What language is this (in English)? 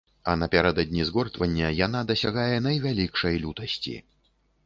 Belarusian